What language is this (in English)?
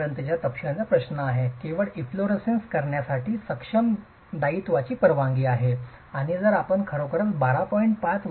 Marathi